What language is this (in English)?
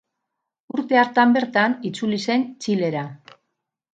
Basque